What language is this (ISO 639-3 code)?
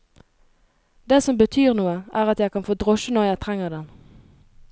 nor